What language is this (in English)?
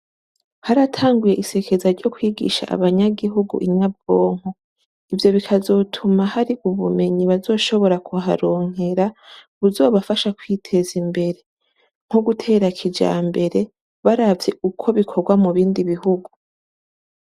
Rundi